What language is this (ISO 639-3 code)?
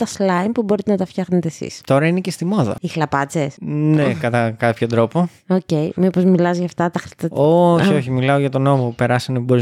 ell